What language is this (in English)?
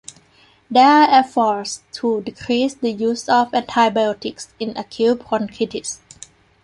English